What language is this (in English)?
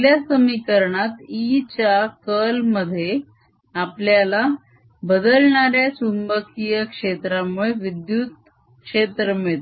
Marathi